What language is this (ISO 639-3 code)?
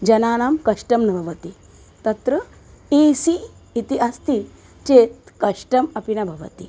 san